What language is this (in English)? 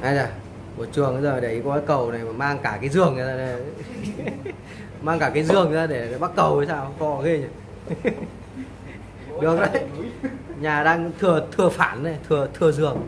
Vietnamese